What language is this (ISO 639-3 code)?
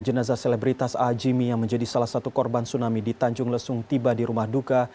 ind